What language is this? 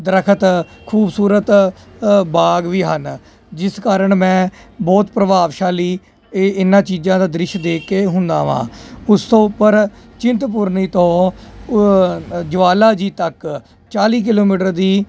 Punjabi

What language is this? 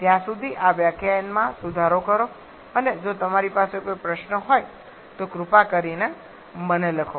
Gujarati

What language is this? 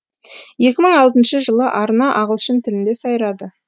Kazakh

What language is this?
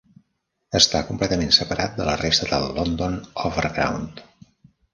Catalan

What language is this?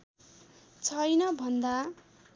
Nepali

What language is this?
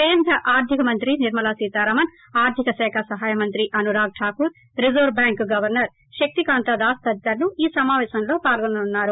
Telugu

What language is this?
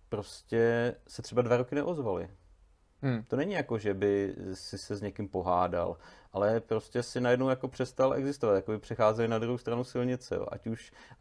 Czech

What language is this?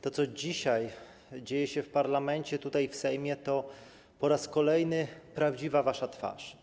Polish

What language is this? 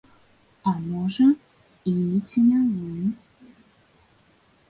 Belarusian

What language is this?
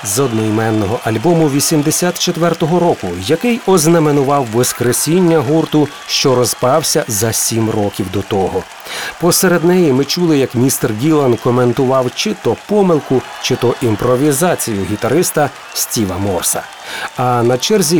Ukrainian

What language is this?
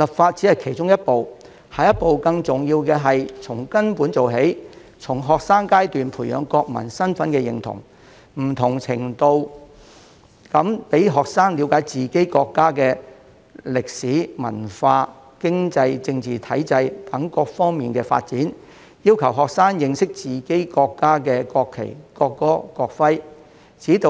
Cantonese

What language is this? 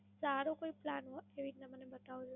Gujarati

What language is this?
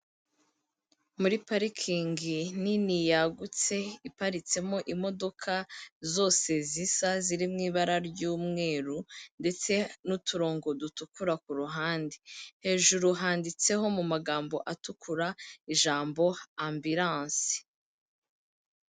Kinyarwanda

